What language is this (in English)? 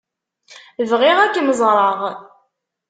Kabyle